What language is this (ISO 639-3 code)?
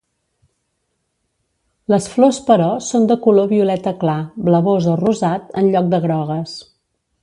cat